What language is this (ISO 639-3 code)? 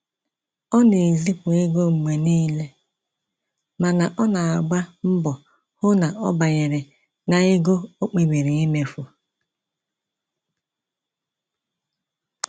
ibo